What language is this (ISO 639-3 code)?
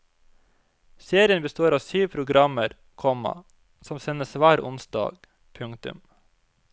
nor